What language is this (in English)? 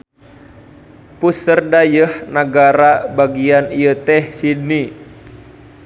Sundanese